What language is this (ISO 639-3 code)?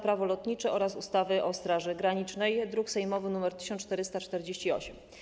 pol